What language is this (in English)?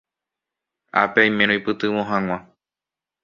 Guarani